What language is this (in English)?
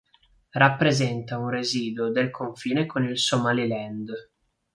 Italian